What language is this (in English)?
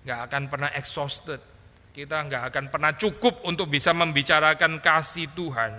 Indonesian